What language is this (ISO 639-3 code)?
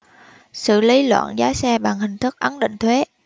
vie